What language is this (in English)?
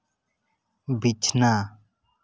Santali